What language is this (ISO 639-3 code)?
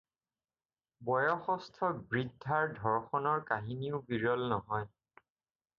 asm